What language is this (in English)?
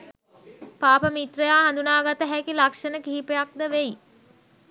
Sinhala